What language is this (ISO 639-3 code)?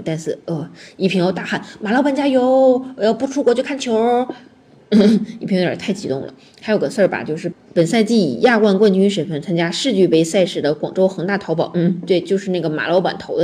zho